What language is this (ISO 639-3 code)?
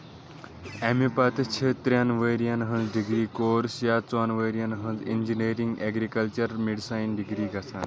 kas